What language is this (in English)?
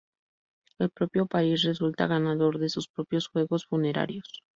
Spanish